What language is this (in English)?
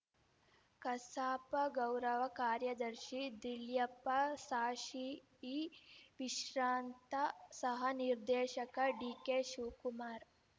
Kannada